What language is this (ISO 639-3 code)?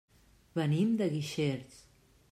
cat